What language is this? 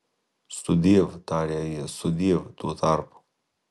Lithuanian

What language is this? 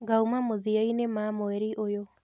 Kikuyu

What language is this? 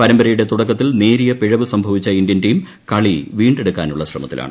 Malayalam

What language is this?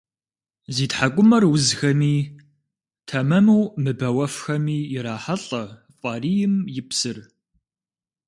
Kabardian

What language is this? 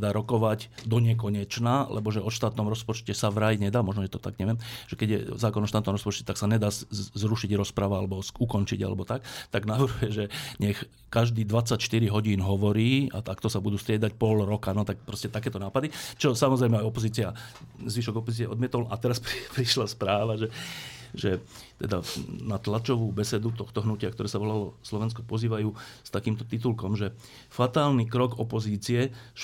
Slovak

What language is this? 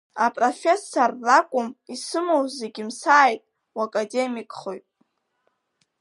Abkhazian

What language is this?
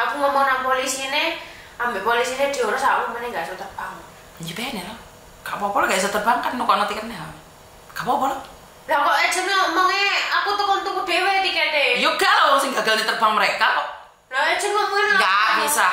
Indonesian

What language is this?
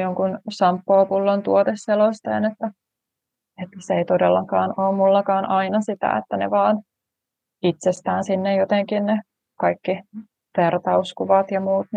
Finnish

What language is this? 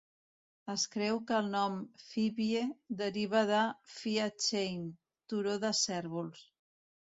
Catalan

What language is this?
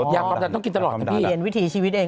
Thai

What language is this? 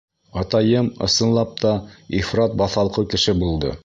Bashkir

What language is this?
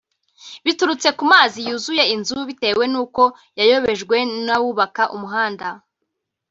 Kinyarwanda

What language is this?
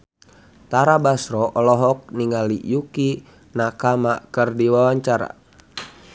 Sundanese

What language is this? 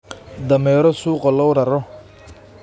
Somali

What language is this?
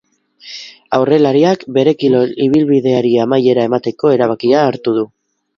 Basque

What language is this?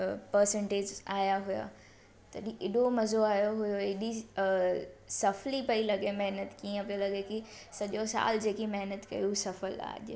Sindhi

